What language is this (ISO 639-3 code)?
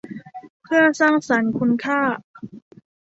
tha